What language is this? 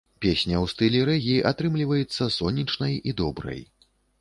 Belarusian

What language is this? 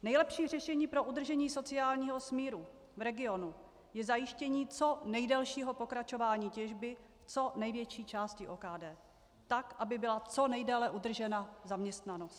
Czech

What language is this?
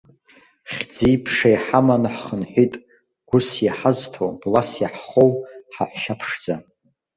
Abkhazian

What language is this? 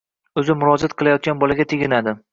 Uzbek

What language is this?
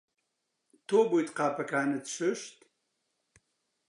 Central Kurdish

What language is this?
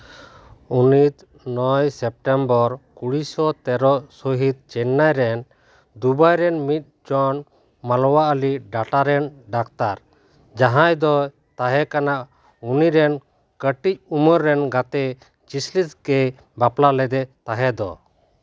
Santali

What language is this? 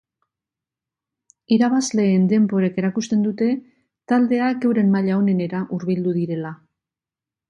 Basque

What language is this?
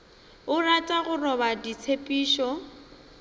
Northern Sotho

